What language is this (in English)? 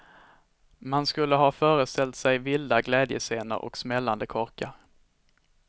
Swedish